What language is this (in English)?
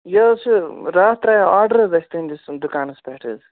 Kashmiri